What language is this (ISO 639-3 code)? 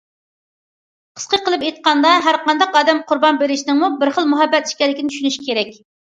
uig